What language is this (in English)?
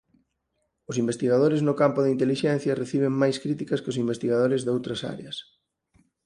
Galician